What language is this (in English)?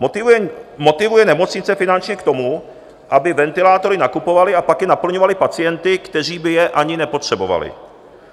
Czech